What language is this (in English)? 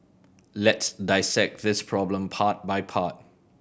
English